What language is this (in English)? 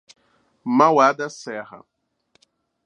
Portuguese